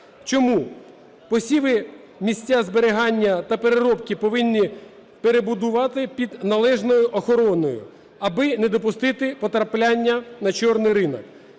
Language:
Ukrainian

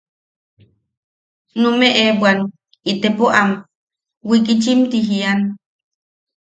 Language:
Yaqui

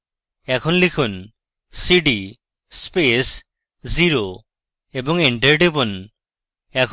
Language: Bangla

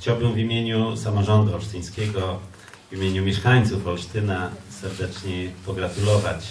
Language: Polish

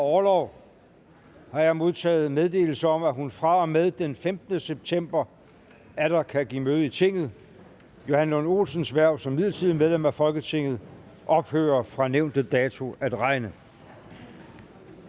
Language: Danish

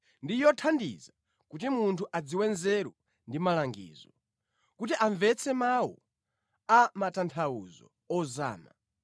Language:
Nyanja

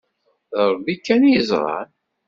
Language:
Kabyle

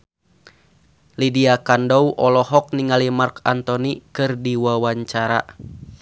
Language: Sundanese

